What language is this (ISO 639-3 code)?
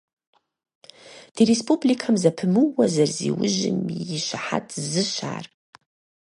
kbd